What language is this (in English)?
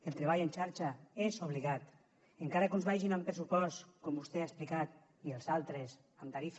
Catalan